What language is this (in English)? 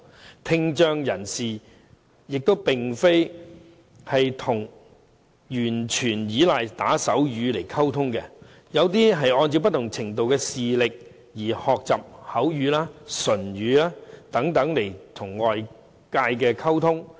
Cantonese